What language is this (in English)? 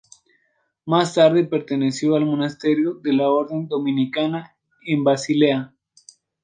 Spanish